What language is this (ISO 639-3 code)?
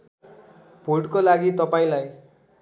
nep